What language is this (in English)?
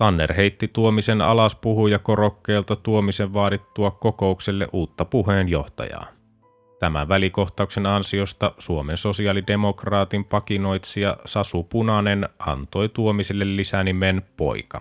Finnish